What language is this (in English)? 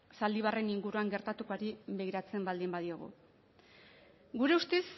Basque